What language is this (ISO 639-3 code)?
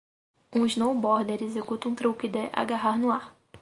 por